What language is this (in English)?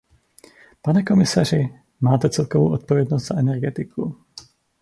Czech